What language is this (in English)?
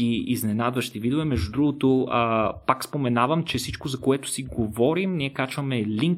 Bulgarian